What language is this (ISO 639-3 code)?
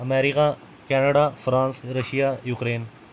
doi